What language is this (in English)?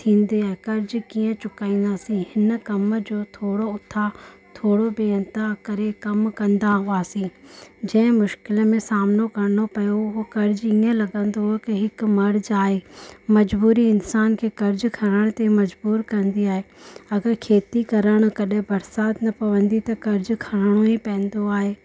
Sindhi